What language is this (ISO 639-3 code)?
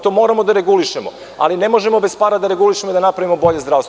srp